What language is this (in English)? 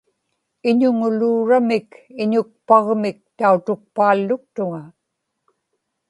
Inupiaq